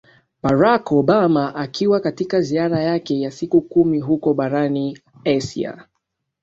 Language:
Swahili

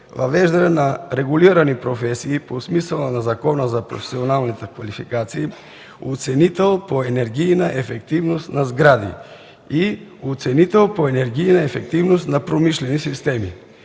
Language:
Bulgarian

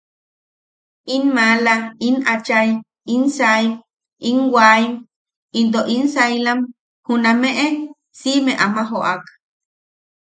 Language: Yaqui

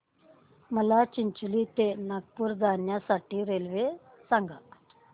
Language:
Marathi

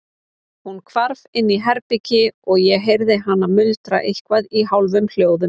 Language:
Icelandic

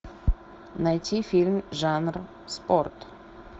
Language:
Russian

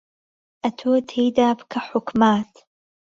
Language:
Central Kurdish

